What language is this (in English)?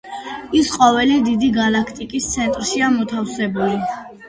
Georgian